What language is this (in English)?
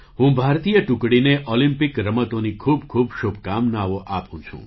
Gujarati